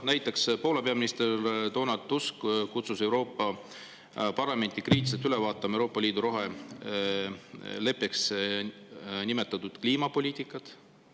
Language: Estonian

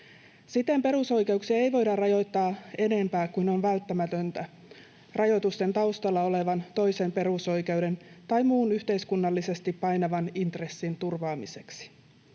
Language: Finnish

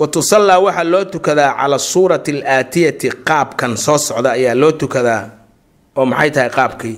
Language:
Arabic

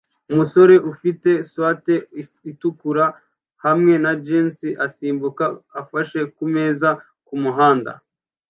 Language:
Kinyarwanda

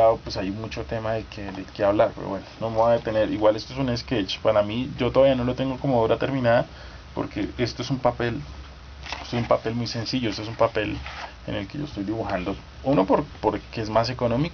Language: Spanish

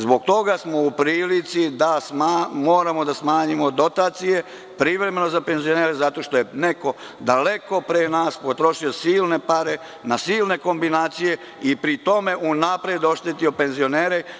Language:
Serbian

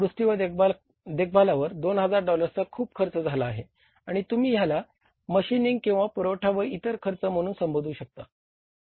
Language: Marathi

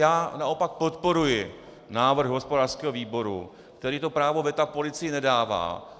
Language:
Czech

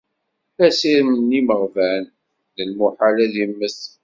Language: Kabyle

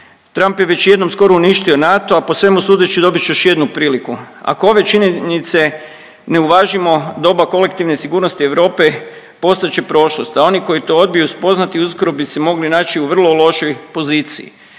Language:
Croatian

